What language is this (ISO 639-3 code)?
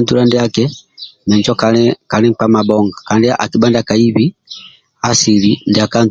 rwm